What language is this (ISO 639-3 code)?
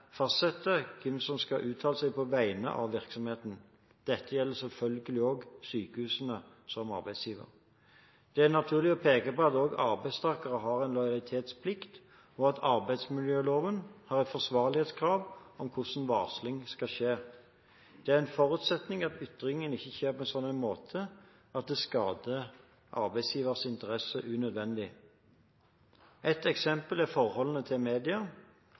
nob